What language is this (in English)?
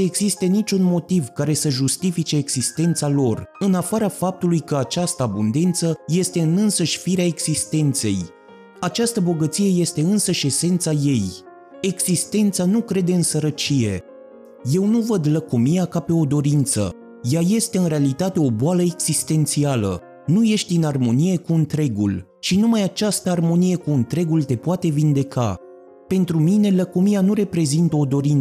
Romanian